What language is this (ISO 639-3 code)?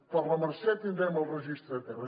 cat